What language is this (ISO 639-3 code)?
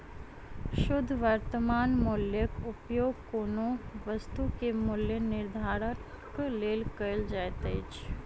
mai